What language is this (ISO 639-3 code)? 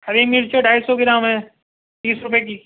urd